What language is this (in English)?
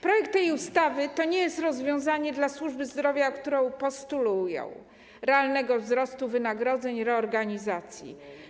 Polish